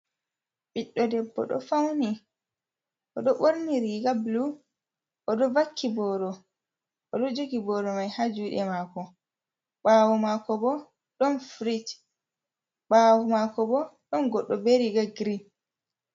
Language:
Fula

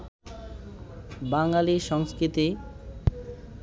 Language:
Bangla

